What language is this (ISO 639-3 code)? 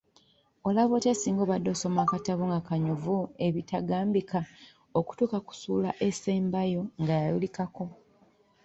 lug